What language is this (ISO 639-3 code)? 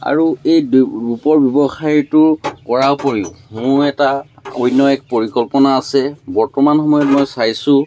asm